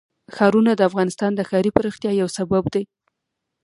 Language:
Pashto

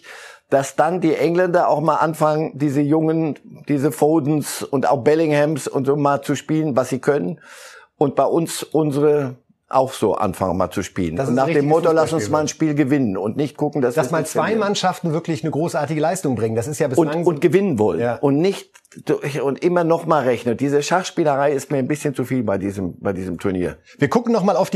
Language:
German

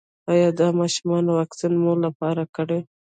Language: Pashto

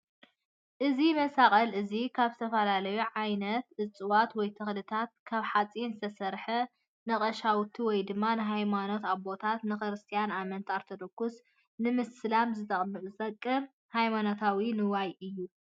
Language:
Tigrinya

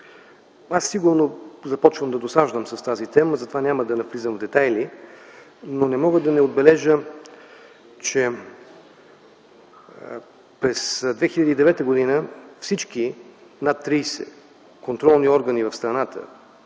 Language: Bulgarian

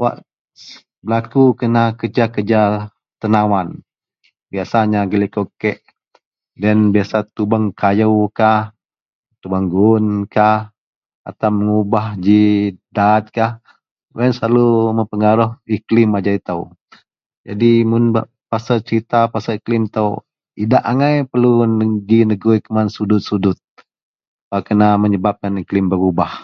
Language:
Central Melanau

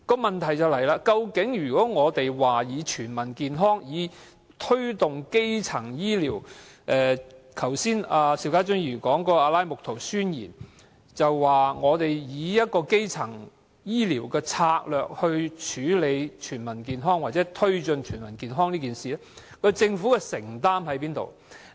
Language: Cantonese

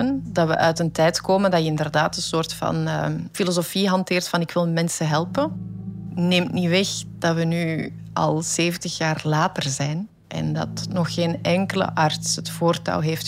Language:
Dutch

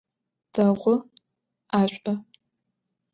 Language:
Adyghe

